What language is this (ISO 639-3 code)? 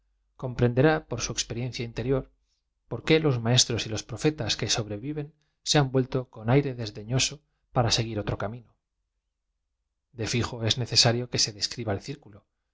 spa